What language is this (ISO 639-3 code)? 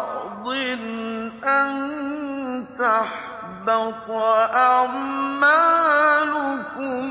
ara